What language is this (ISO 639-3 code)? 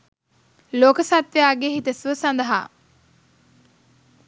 sin